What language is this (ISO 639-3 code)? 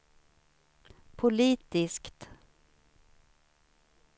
swe